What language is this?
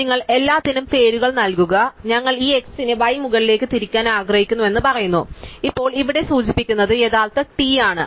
Malayalam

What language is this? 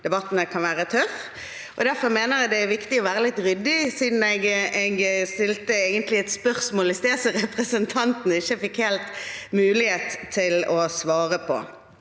Norwegian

